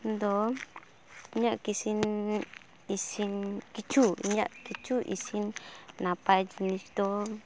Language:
Santali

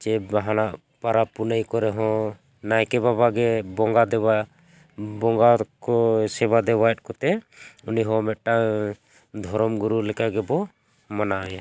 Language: Santali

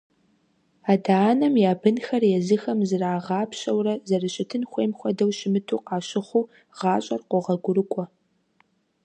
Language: Kabardian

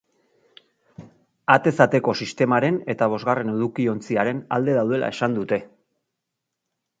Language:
Basque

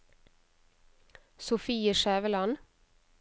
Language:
Norwegian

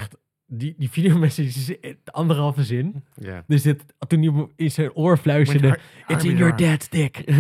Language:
Dutch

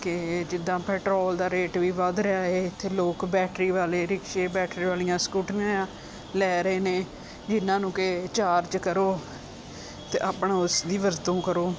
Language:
Punjabi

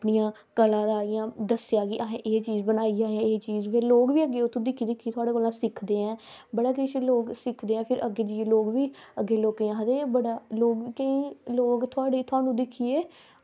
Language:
Dogri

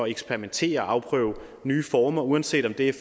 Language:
Danish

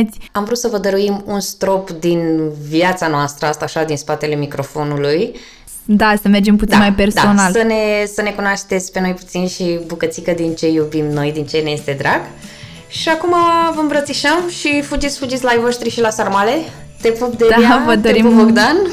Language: Romanian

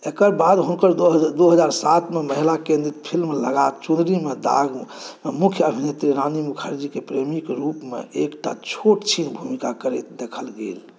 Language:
Maithili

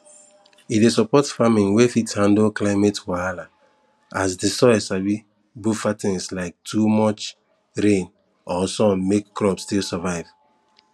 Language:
Nigerian Pidgin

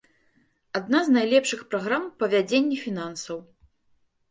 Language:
Belarusian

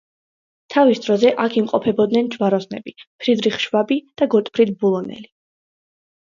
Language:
Georgian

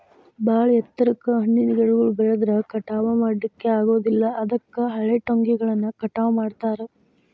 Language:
Kannada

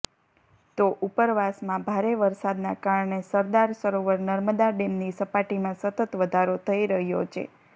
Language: Gujarati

